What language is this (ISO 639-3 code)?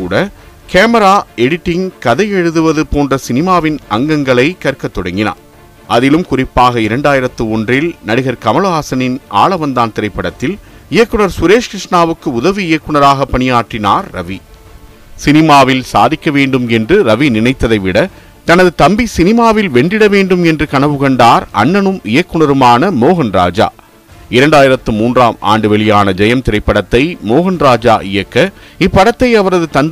tam